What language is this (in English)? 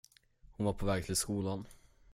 Swedish